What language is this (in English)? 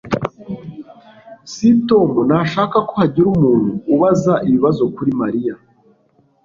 Kinyarwanda